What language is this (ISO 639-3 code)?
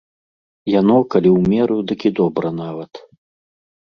bel